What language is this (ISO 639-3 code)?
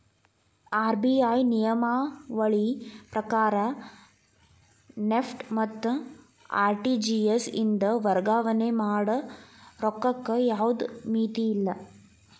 kan